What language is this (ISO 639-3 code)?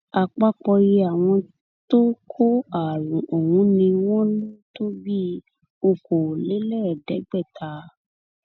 yor